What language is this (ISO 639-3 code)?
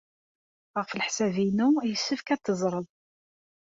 kab